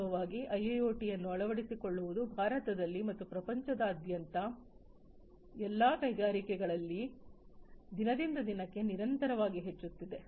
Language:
Kannada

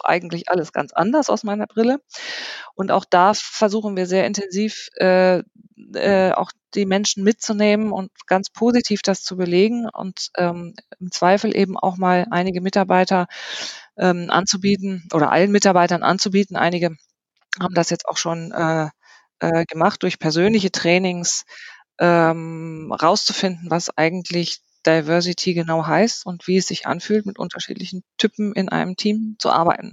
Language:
German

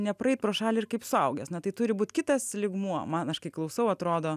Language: Lithuanian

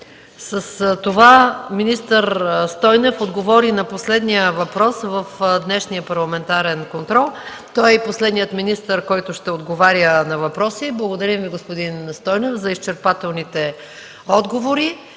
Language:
Bulgarian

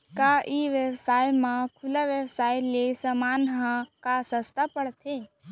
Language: Chhattisgarhi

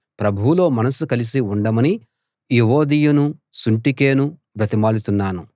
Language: Telugu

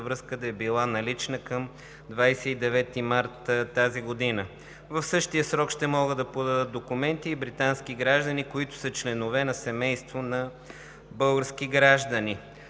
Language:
Bulgarian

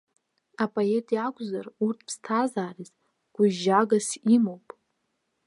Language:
Abkhazian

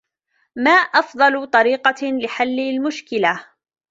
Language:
Arabic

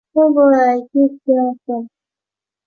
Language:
Chinese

